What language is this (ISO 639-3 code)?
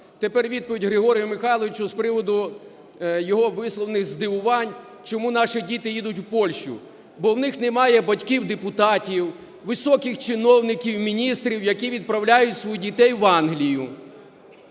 ukr